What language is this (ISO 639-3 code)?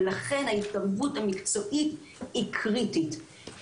heb